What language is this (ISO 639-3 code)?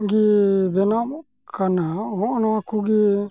sat